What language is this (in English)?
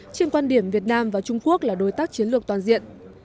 Vietnamese